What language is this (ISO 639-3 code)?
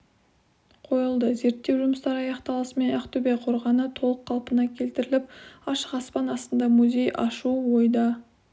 kaz